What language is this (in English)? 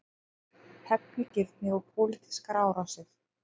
Icelandic